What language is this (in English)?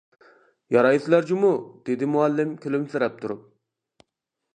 Uyghur